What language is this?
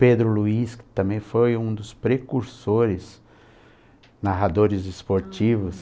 Portuguese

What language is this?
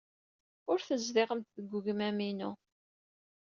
Kabyle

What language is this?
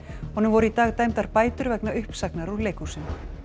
Icelandic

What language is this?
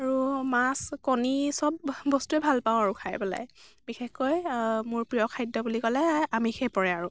Assamese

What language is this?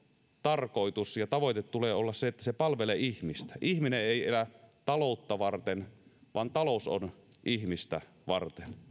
Finnish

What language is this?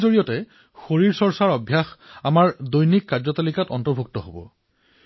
Assamese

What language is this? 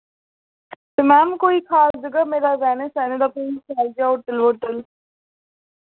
Dogri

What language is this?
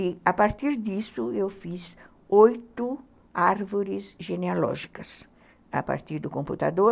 Portuguese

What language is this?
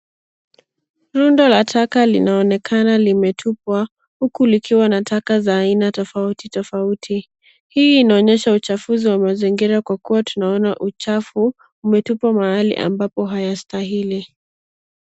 Swahili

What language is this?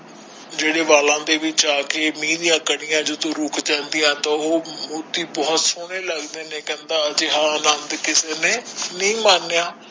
Punjabi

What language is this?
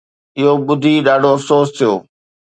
Sindhi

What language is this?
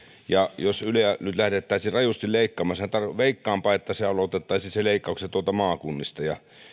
Finnish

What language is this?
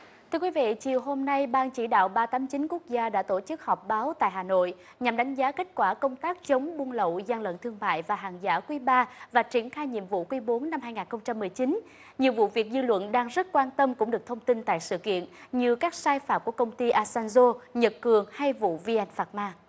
Vietnamese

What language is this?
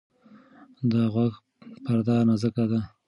Pashto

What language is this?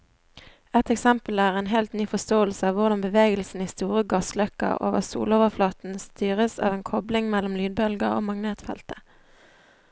Norwegian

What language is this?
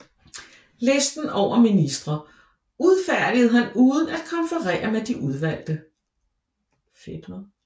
Danish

